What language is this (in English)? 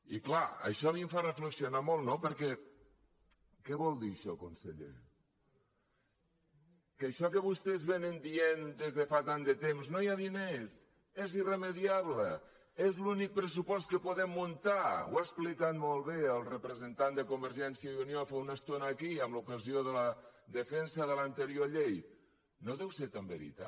Catalan